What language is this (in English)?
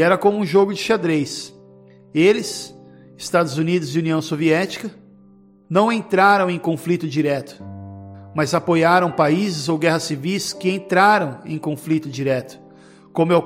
Portuguese